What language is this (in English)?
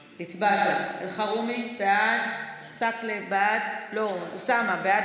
Hebrew